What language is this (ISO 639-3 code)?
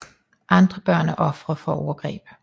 dan